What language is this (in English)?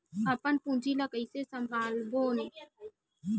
Chhattisgarhi